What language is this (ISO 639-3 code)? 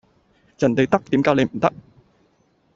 yue